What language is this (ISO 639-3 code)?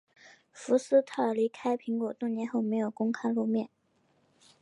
zho